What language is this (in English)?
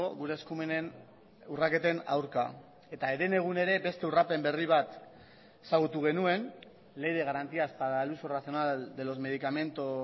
Basque